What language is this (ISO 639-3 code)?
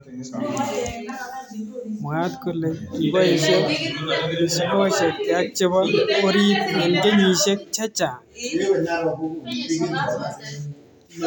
kln